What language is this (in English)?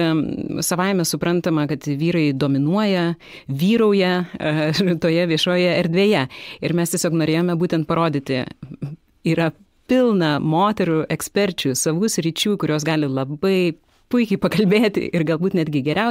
Lithuanian